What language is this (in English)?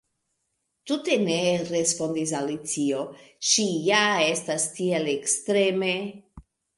Esperanto